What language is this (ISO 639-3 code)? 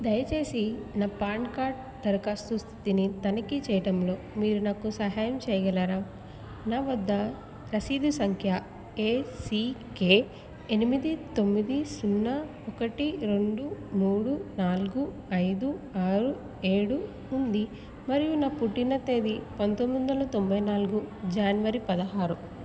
tel